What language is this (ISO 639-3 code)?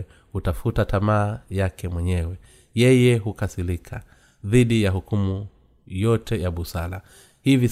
swa